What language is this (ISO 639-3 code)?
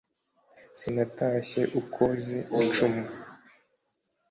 kin